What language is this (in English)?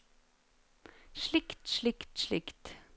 Norwegian